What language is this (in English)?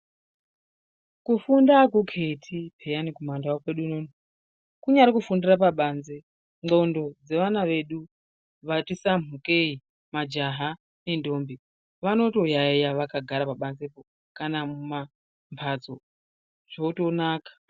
Ndau